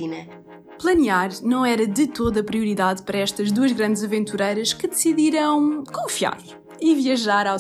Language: Portuguese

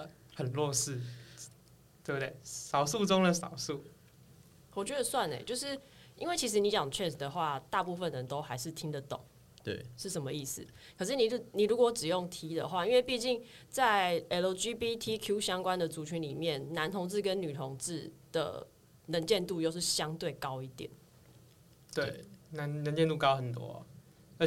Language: Chinese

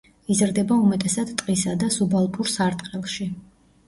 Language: Georgian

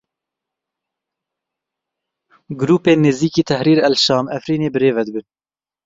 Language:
Kurdish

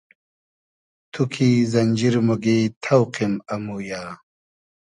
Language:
Hazaragi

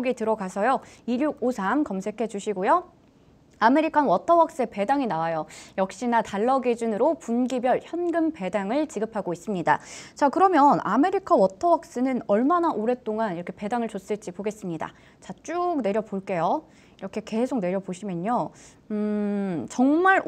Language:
Korean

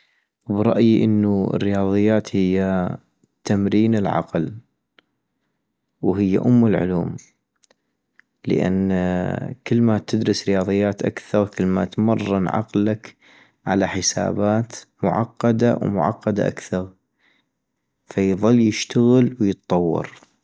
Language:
North Mesopotamian Arabic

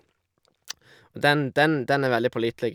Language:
Norwegian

